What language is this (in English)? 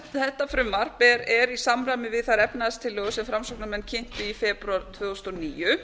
Icelandic